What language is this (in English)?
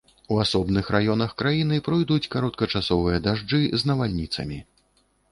Belarusian